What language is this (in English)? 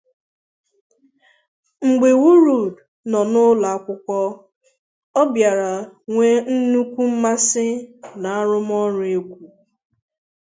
Igbo